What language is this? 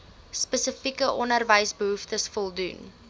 Afrikaans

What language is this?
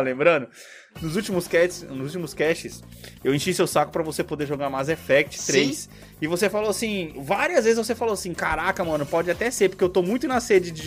Portuguese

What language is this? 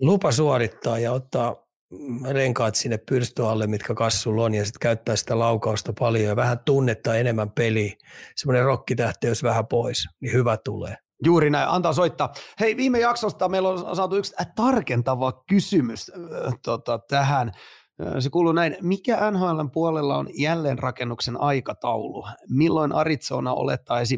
Finnish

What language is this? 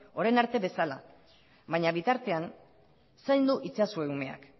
Basque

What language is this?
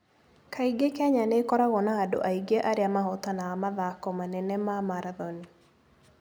Kikuyu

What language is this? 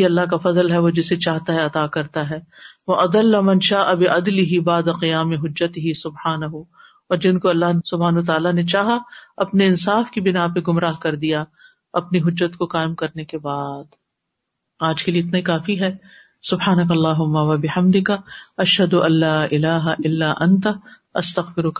Urdu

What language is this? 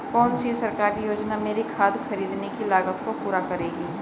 Hindi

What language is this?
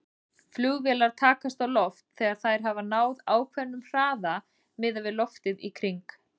Icelandic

